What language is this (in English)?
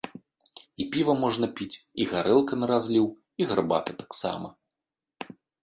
Belarusian